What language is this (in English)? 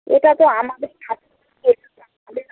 Bangla